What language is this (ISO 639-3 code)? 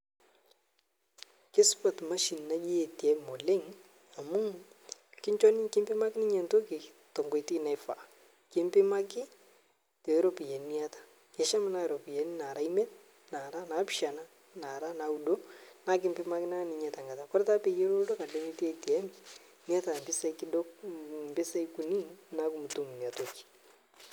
mas